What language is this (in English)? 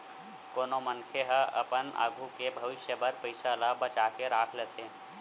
Chhattisgarhi